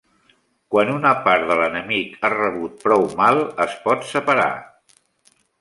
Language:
Catalan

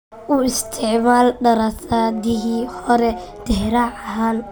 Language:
Somali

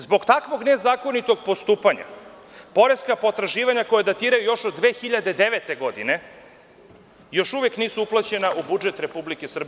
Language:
Serbian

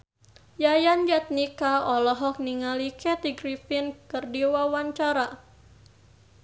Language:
Sundanese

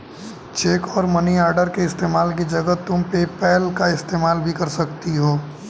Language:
Hindi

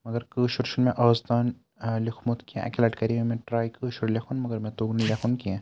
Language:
Kashmiri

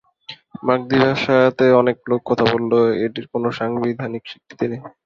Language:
Bangla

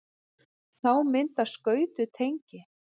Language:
Icelandic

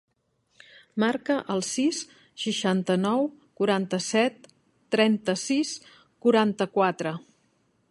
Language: Catalan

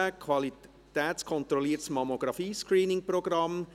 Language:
Swiss German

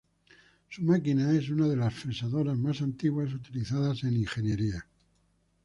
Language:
Spanish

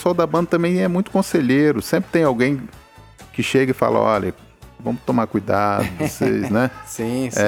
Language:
Portuguese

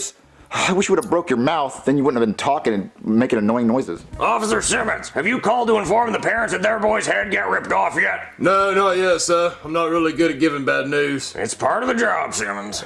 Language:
English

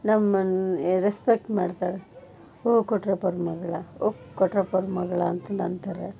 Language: Kannada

